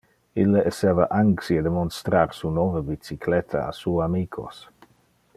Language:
Interlingua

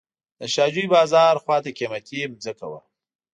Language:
Pashto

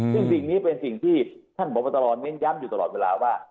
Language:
Thai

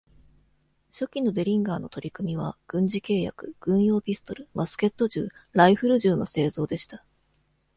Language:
Japanese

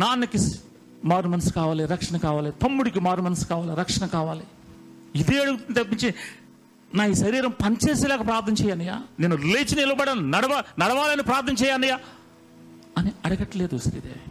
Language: Telugu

